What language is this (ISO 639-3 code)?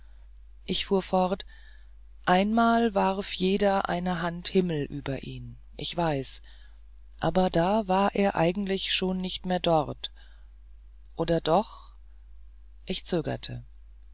deu